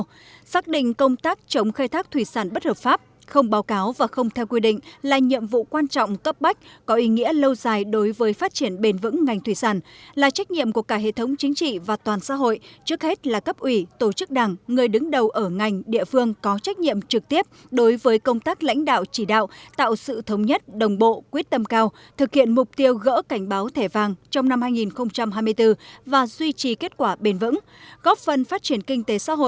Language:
Vietnamese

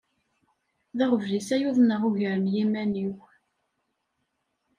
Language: Kabyle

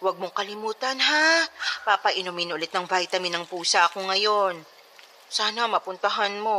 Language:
Filipino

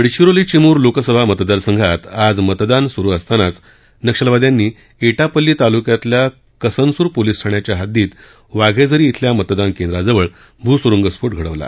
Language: Marathi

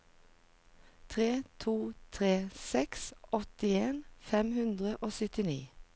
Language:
Norwegian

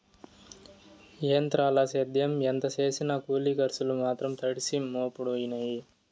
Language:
Telugu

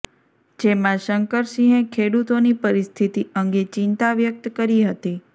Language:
Gujarati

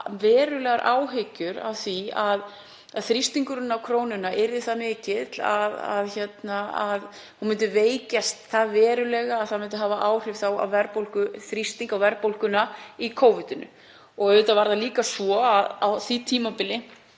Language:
Icelandic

